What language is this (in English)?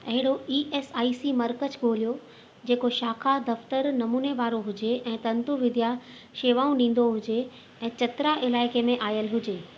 Sindhi